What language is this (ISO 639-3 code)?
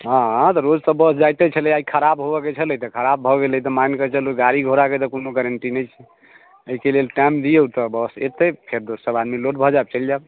mai